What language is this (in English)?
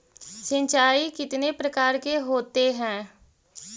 Magahi